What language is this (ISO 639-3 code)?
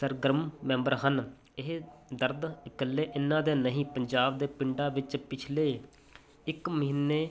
pan